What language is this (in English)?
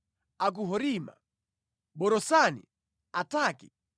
Nyanja